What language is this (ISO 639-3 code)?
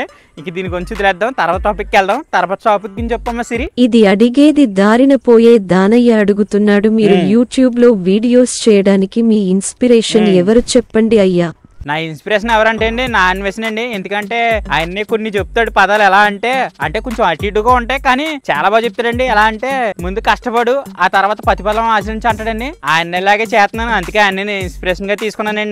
tel